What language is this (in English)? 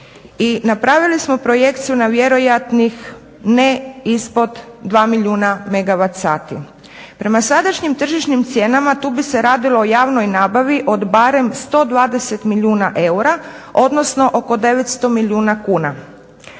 Croatian